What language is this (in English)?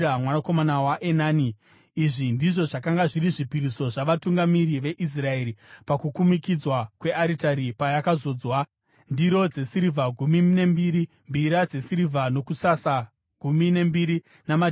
Shona